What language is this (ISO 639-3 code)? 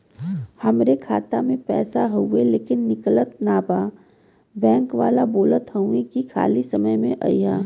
bho